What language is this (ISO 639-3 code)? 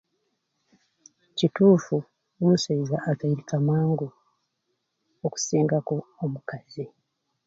ruc